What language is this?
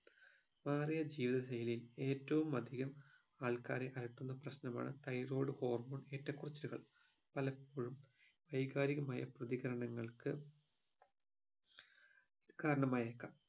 Malayalam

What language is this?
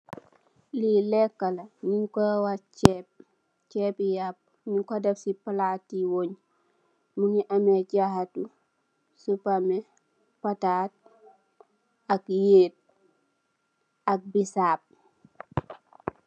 Wolof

